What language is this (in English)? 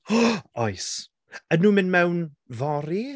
Welsh